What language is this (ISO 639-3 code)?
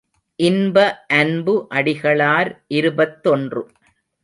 tam